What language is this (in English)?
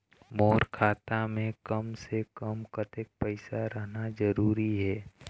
Chhattisgarhi